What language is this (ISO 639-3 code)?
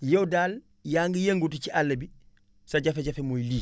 wol